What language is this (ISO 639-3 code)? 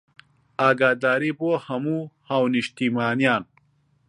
ckb